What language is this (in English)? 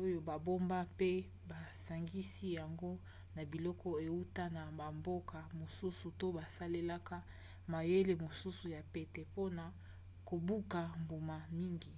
Lingala